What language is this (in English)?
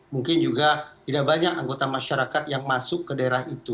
Indonesian